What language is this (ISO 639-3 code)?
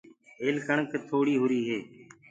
ggg